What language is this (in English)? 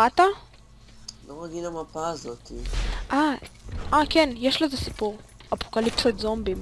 Hebrew